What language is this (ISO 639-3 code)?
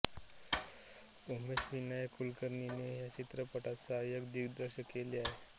mar